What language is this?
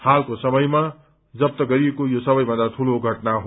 Nepali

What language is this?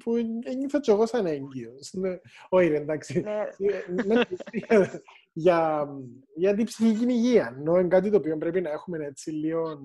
Greek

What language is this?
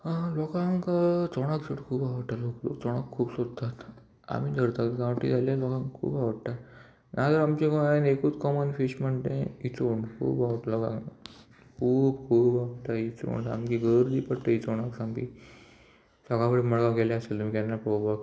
Konkani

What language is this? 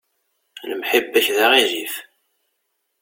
Kabyle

